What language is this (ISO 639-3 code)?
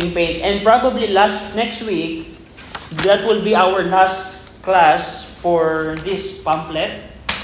fil